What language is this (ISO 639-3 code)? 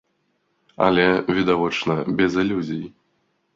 bel